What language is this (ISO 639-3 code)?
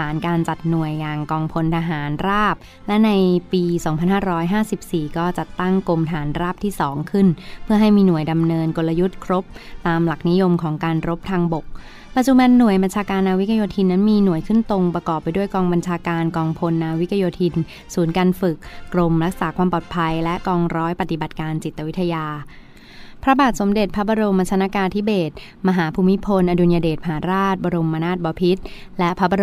tha